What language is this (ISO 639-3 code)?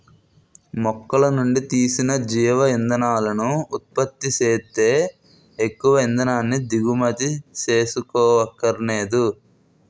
tel